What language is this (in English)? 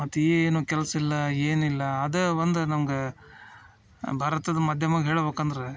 Kannada